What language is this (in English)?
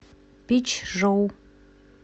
Russian